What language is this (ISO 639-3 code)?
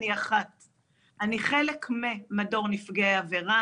heb